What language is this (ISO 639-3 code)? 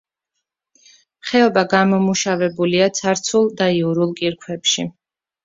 kat